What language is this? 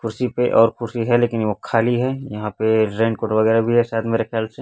Hindi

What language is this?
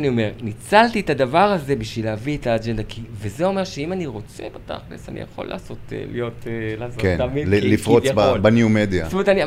Hebrew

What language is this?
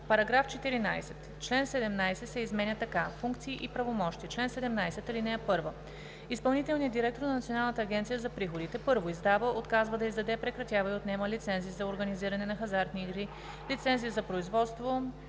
Bulgarian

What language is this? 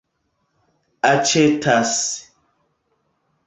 Esperanto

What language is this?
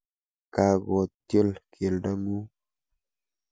Kalenjin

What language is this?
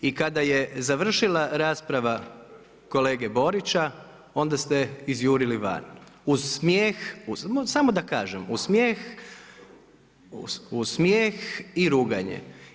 Croatian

